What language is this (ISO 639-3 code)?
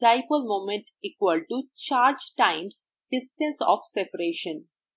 ben